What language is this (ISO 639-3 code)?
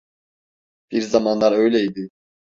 tur